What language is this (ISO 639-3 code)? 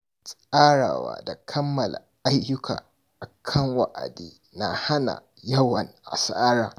hau